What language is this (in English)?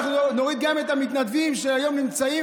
Hebrew